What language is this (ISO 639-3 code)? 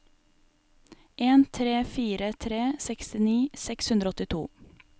nor